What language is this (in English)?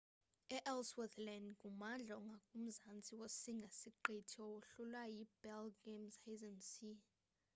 Xhosa